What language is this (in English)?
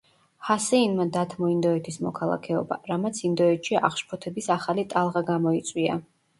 Georgian